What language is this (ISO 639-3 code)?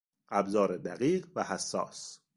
fas